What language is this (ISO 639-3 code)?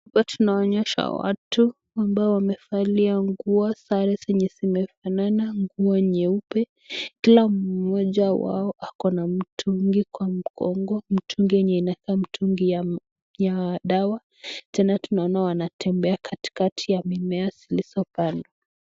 swa